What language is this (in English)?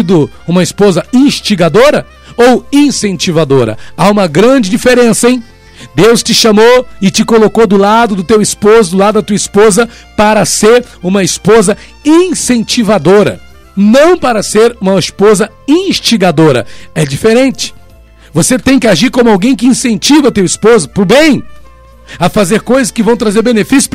Portuguese